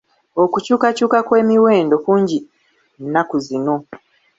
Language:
Ganda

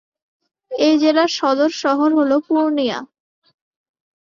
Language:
Bangla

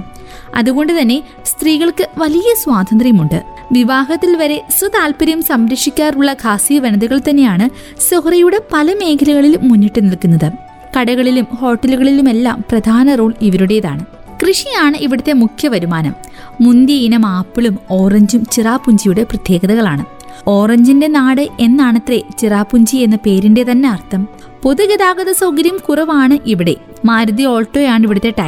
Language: Malayalam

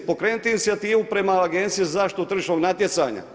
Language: Croatian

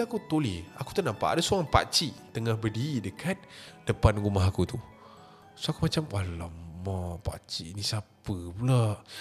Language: Malay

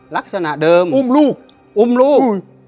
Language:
Thai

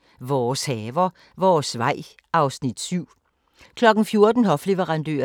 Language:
Danish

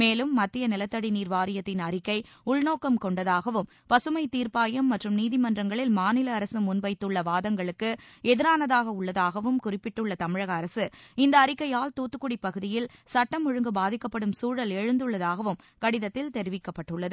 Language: Tamil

